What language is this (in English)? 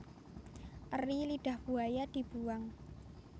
Javanese